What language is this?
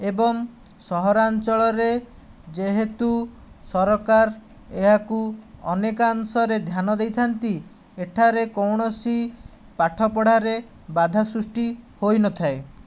Odia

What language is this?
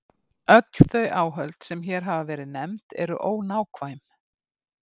Icelandic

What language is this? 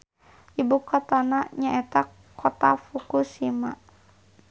Sundanese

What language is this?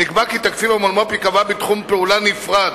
Hebrew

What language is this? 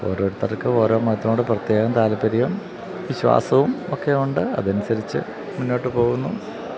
Malayalam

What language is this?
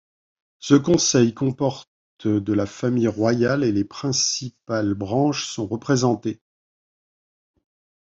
French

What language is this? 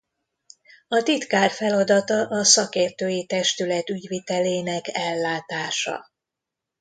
Hungarian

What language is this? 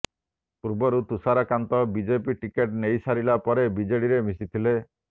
Odia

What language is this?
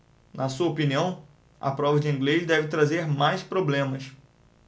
Portuguese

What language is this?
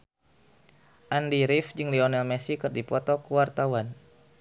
Sundanese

